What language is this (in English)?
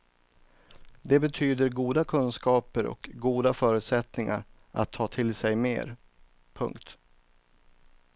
Swedish